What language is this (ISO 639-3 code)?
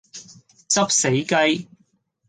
yue